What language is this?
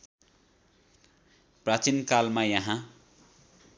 Nepali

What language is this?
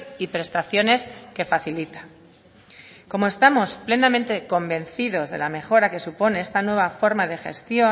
Spanish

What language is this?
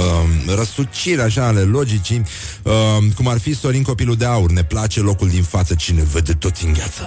Romanian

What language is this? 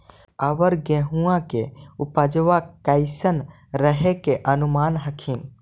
Magahi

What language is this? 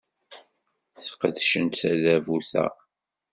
Kabyle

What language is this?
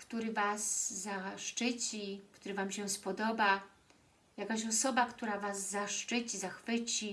Polish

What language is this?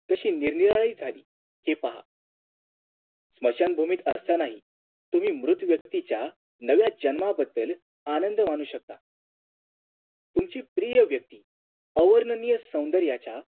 Marathi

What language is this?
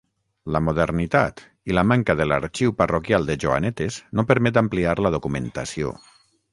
Catalan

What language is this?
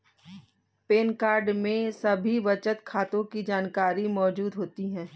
Hindi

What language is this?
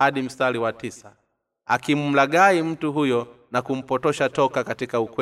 Swahili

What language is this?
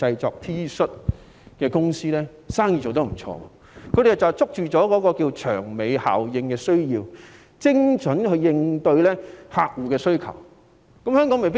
Cantonese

